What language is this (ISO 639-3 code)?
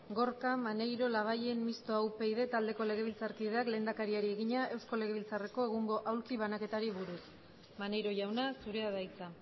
eus